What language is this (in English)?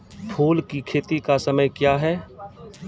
Maithili